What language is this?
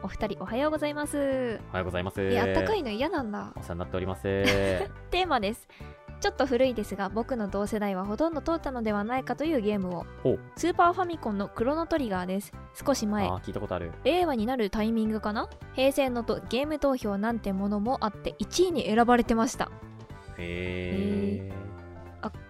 Japanese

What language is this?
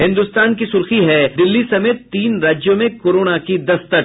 Hindi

